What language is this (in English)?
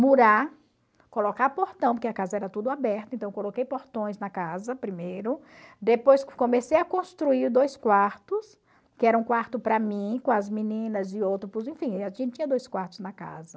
Portuguese